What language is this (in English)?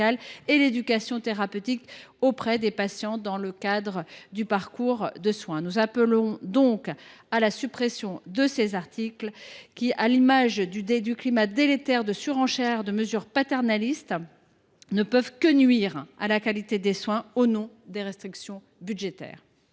French